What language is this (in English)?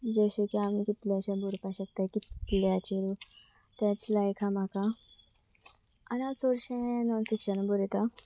Konkani